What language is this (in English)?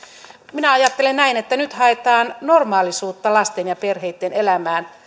Finnish